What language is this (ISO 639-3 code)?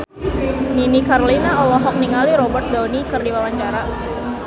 sun